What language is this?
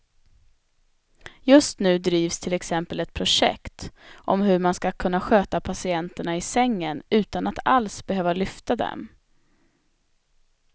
Swedish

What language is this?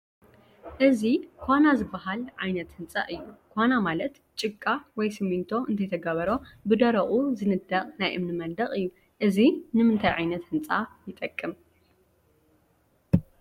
Tigrinya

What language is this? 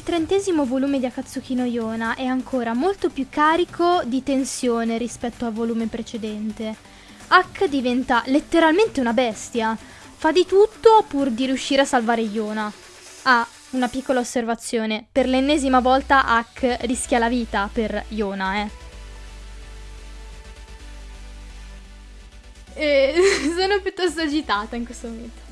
Italian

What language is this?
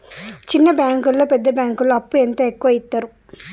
Telugu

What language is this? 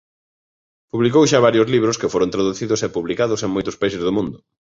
Galician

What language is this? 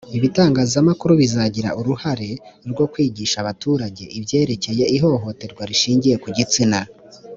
Kinyarwanda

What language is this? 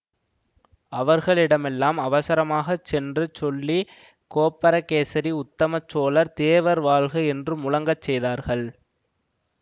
Tamil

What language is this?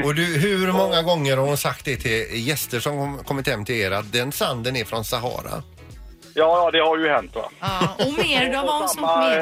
Swedish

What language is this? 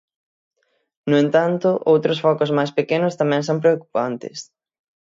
Galician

